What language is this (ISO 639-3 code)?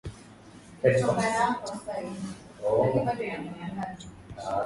swa